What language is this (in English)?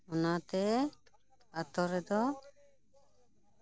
Santali